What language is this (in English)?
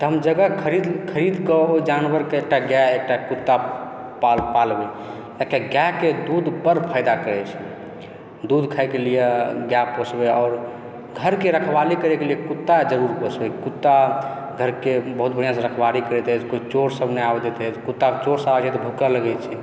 Maithili